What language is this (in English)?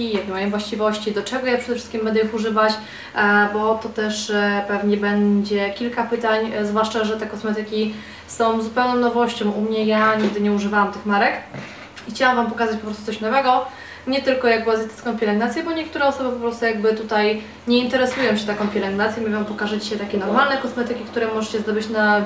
Polish